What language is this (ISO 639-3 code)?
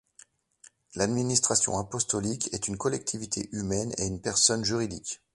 fra